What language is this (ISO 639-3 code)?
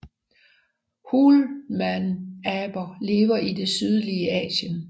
dan